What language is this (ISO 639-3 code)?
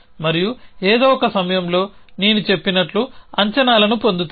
tel